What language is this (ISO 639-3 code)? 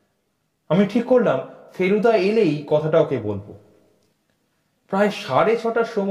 ben